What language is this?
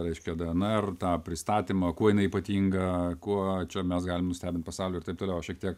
Lithuanian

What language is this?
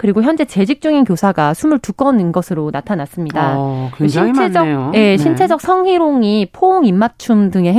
Korean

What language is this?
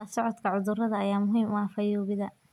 Somali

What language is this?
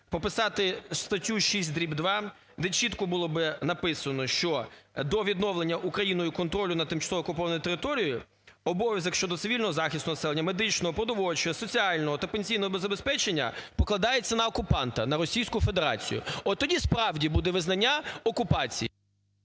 Ukrainian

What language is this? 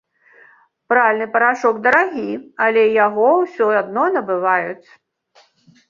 Belarusian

